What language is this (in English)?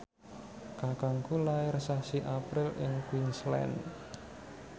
Javanese